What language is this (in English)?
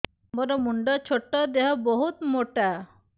Odia